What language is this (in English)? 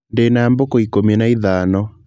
Kikuyu